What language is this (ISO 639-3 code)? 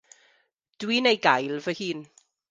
cym